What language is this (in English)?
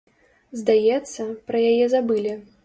Belarusian